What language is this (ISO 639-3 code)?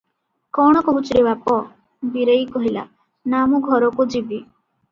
ori